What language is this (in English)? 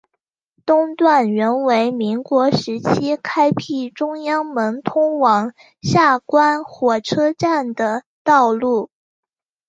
Chinese